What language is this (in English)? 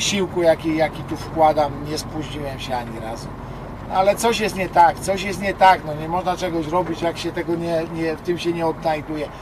Polish